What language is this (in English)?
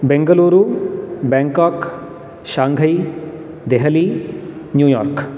Sanskrit